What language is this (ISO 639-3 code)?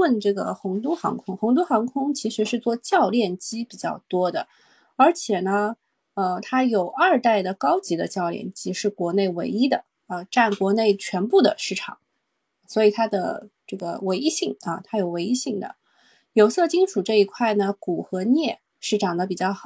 zho